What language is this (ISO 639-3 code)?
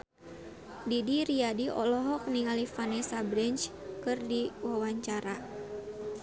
sun